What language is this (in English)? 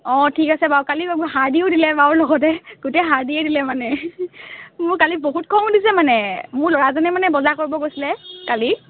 Assamese